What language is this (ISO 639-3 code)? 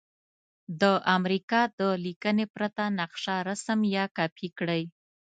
pus